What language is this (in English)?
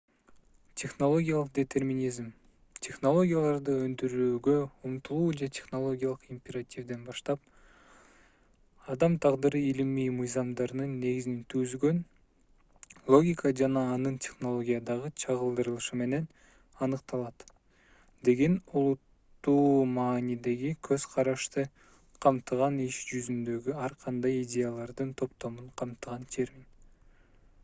Kyrgyz